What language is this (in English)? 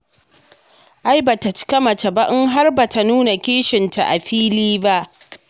Hausa